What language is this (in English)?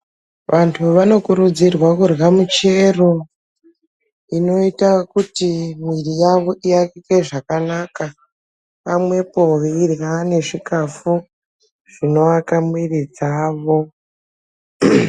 Ndau